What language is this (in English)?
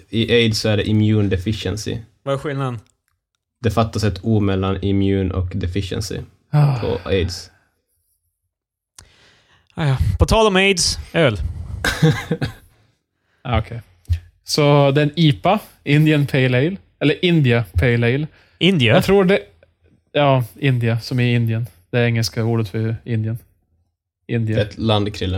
Swedish